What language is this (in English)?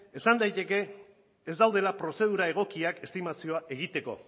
Basque